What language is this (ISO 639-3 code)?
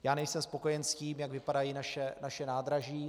ces